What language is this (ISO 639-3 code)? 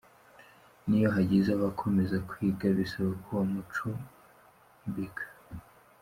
kin